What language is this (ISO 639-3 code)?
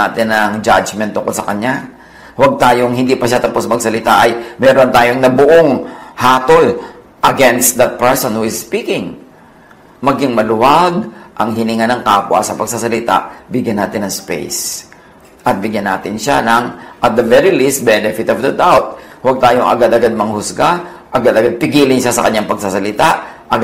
fil